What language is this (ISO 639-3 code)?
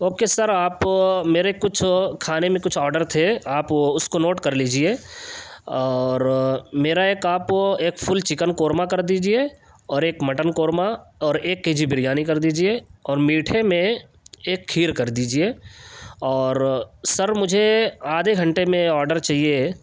urd